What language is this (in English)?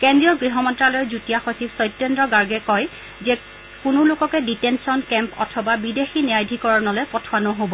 Assamese